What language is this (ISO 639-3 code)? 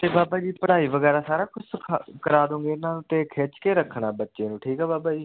pan